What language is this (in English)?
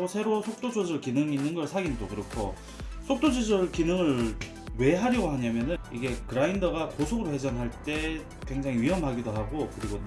Korean